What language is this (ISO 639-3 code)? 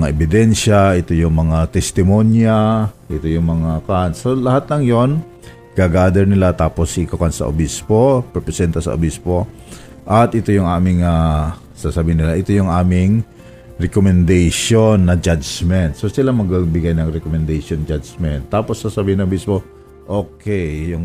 fil